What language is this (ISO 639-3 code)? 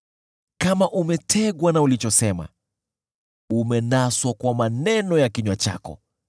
swa